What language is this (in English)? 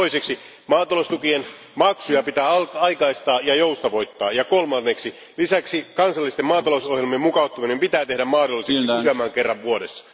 Finnish